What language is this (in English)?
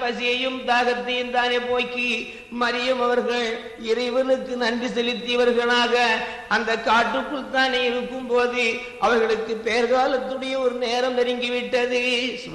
Tamil